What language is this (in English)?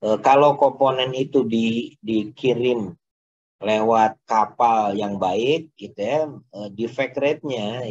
Indonesian